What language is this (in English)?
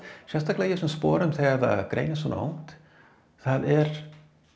Icelandic